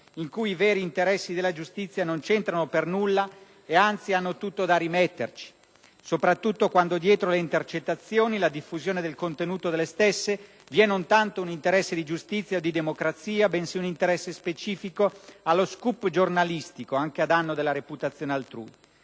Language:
Italian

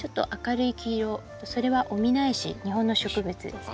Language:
Japanese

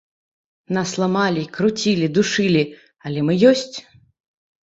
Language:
Belarusian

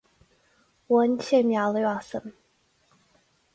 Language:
Irish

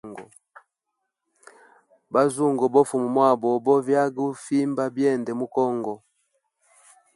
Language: Hemba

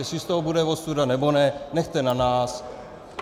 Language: Czech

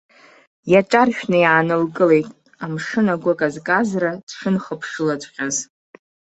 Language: Abkhazian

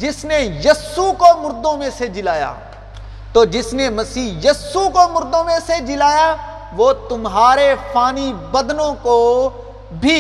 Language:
Urdu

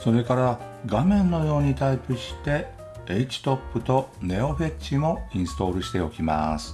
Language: Japanese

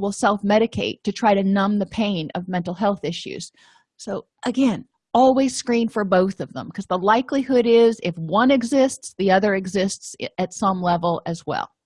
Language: English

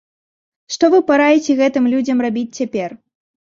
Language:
Belarusian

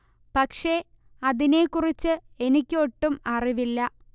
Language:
Malayalam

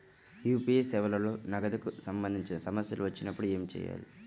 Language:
Telugu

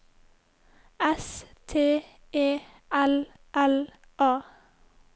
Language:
Norwegian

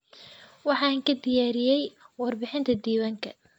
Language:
Somali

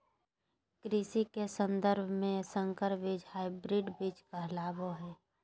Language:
Magahi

